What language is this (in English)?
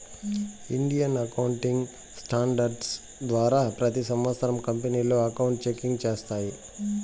Telugu